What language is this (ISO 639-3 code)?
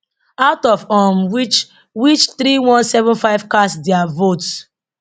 pcm